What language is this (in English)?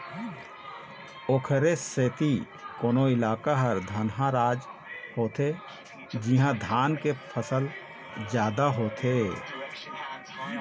Chhattisgarhi